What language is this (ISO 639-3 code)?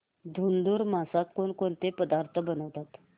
mar